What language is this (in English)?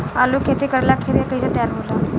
Bhojpuri